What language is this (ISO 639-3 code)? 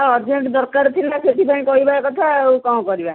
ori